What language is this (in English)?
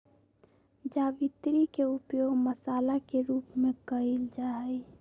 Magahi